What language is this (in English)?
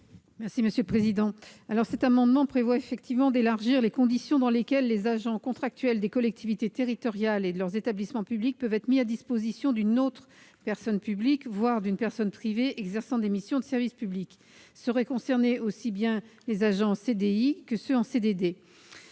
French